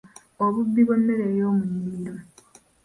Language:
Ganda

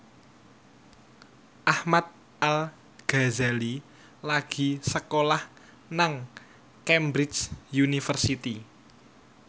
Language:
Javanese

